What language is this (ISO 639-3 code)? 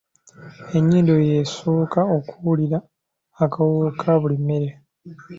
lug